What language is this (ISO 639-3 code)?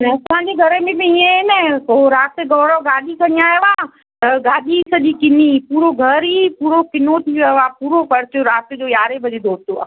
snd